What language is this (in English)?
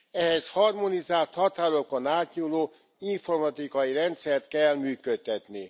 Hungarian